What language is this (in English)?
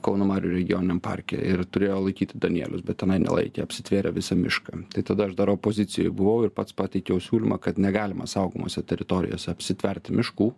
Lithuanian